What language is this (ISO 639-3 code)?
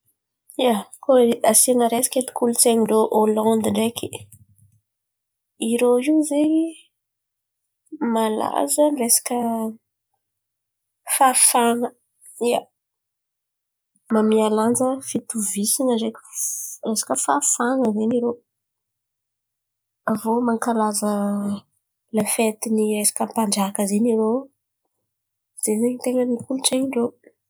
xmv